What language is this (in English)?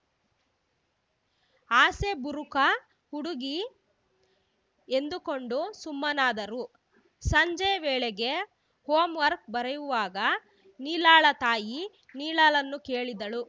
Kannada